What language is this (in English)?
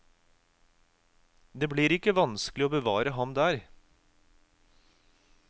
Norwegian